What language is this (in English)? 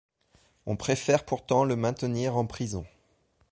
French